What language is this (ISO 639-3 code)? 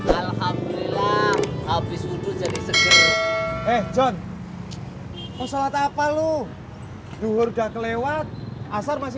ind